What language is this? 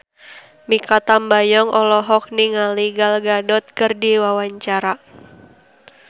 Sundanese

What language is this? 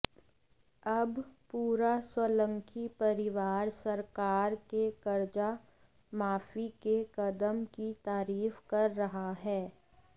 Hindi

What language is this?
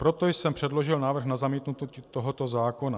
Czech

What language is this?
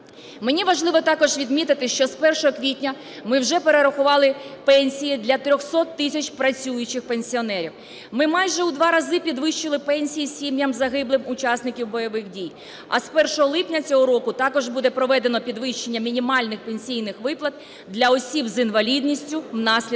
Ukrainian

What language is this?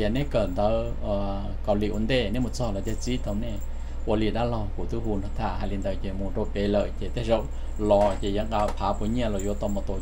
Thai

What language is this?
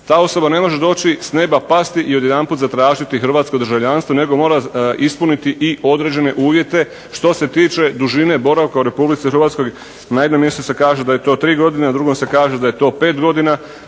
Croatian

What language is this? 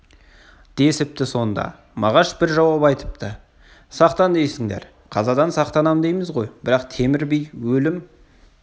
Kazakh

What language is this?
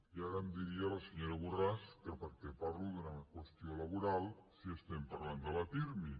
Catalan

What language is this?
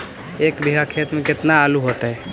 Magahi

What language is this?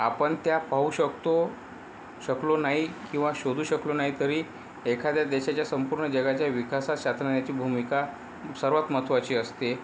Marathi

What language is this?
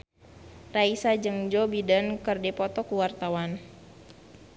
Sundanese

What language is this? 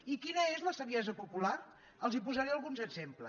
Catalan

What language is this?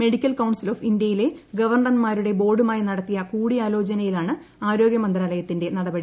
Malayalam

